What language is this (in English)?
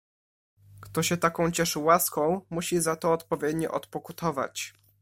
Polish